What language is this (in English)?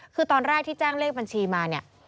Thai